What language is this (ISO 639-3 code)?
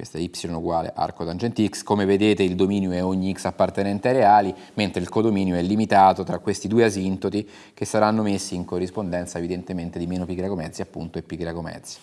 ita